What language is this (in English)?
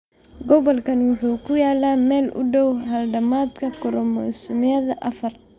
Somali